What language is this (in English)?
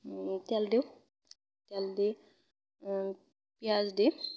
Assamese